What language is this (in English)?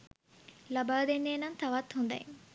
Sinhala